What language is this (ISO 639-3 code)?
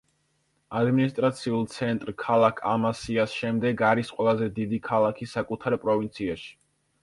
kat